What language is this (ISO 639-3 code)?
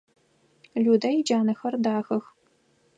ady